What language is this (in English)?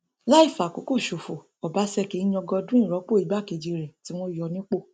Yoruba